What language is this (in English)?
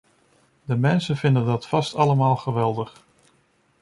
Dutch